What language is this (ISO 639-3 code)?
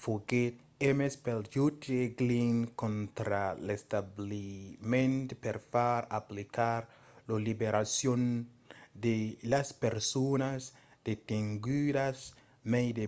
oci